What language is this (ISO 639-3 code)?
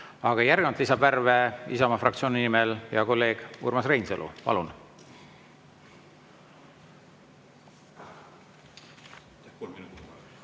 est